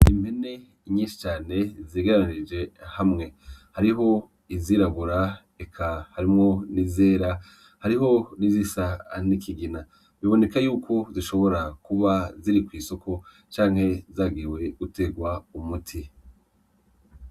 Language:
Rundi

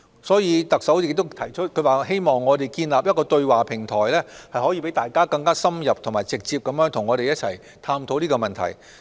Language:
Cantonese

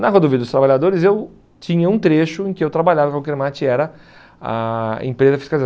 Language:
Portuguese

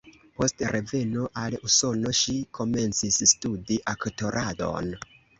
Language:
Esperanto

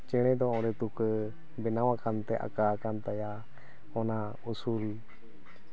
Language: Santali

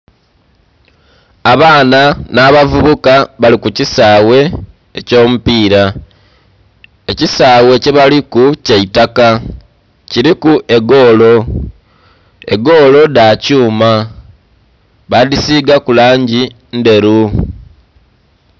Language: Soga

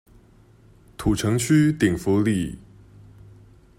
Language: Chinese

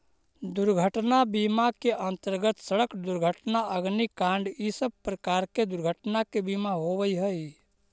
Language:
Magahi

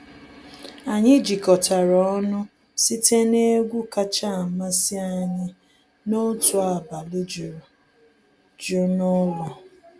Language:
Igbo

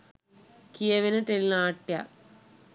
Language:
Sinhala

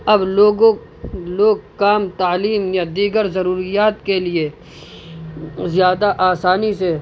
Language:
Urdu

